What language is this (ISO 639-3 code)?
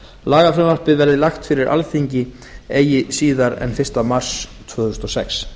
isl